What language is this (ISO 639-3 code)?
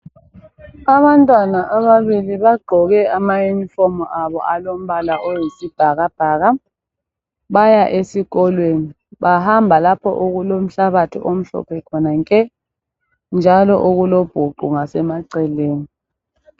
nde